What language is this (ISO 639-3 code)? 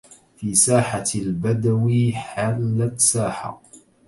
ara